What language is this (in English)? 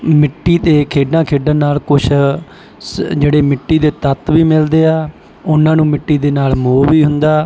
Punjabi